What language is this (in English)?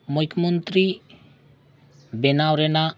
Santali